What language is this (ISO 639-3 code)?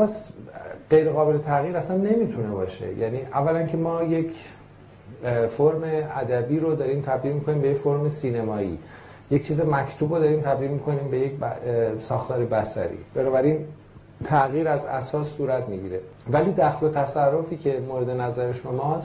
fas